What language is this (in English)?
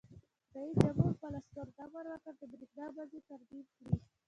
Pashto